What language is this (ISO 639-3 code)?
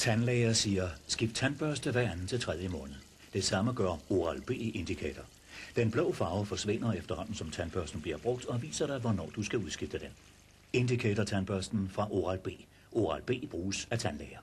dan